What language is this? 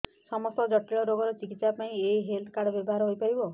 Odia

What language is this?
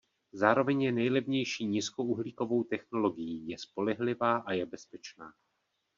Czech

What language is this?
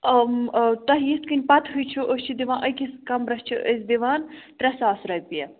Kashmiri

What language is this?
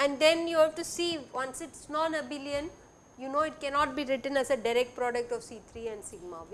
English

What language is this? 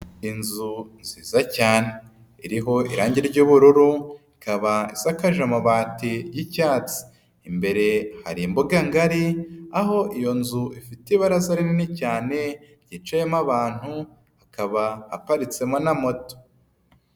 Kinyarwanda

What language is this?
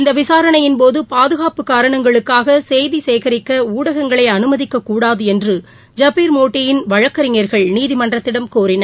Tamil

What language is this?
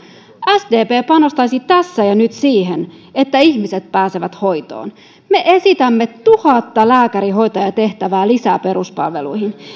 Finnish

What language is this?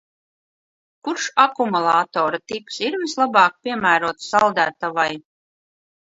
Latvian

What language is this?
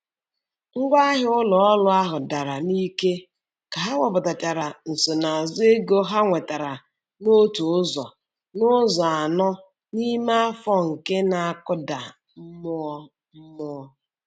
Igbo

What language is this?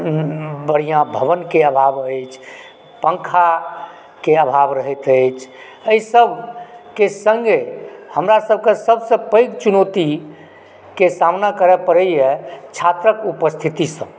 Maithili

